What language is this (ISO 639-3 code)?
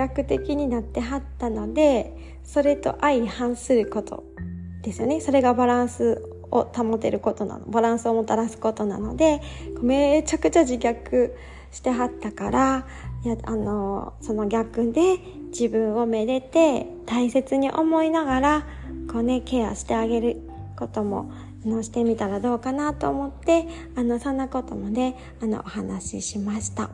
jpn